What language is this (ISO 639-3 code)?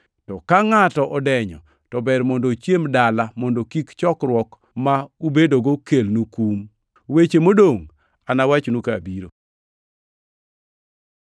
luo